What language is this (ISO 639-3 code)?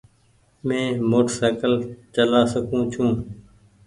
gig